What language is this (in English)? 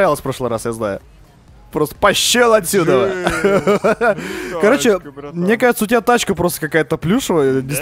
Russian